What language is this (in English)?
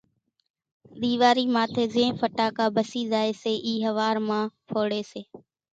Kachi Koli